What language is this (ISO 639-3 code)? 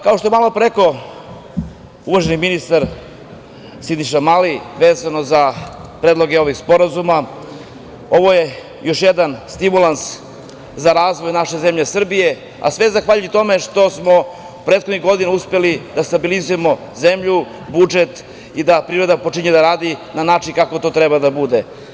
srp